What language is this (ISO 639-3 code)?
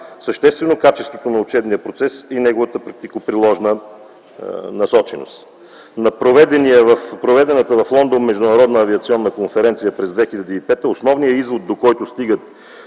bul